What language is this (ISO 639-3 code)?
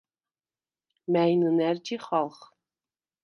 sva